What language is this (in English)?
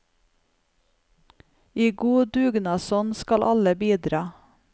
Norwegian